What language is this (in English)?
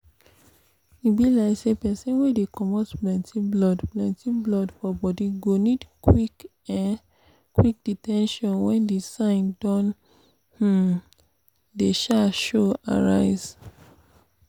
Nigerian Pidgin